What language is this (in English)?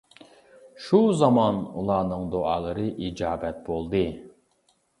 Uyghur